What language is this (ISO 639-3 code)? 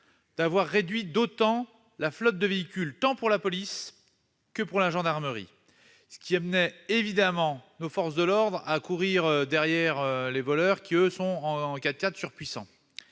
fra